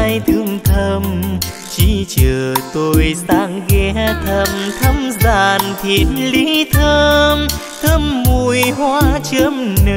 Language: Vietnamese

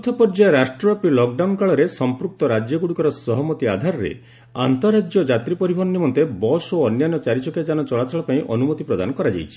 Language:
Odia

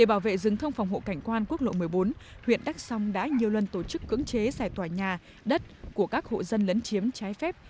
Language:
Vietnamese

